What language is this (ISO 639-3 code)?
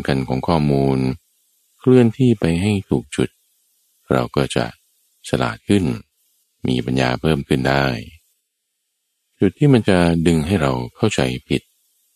tha